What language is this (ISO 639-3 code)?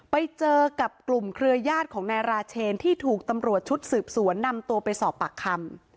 tha